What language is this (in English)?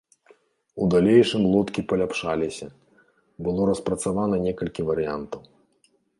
Belarusian